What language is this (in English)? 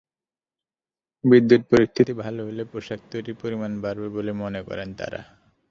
Bangla